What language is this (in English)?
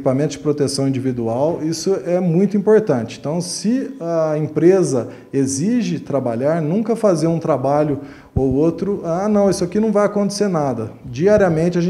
Portuguese